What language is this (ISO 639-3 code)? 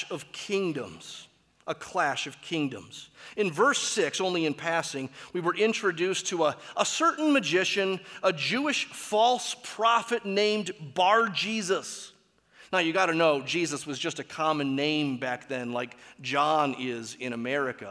eng